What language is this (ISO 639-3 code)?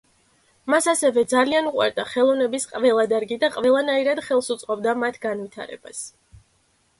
kat